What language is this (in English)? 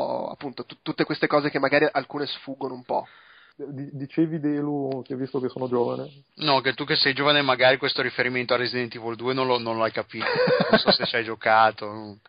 Italian